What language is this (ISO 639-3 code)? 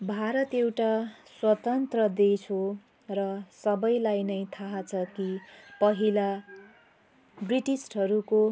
nep